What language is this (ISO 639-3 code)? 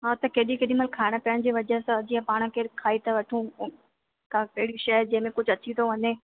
snd